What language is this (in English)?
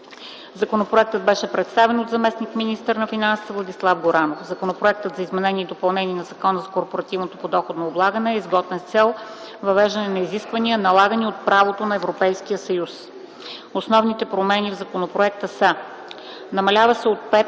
Bulgarian